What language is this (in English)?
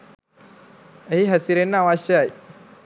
Sinhala